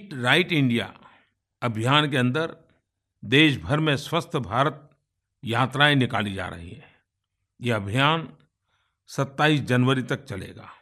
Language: Hindi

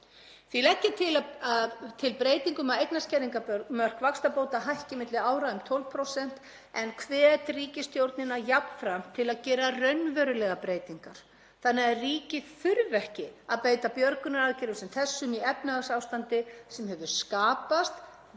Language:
Icelandic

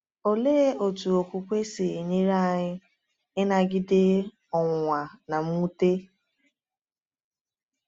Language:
Igbo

